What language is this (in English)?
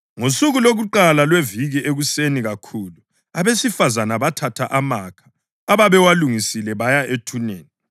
North Ndebele